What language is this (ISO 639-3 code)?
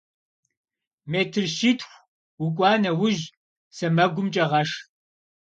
kbd